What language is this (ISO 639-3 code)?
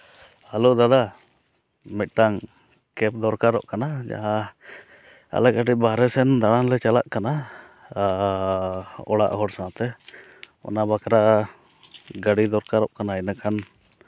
sat